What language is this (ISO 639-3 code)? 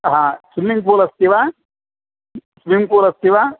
san